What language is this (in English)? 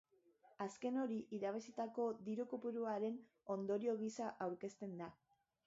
Basque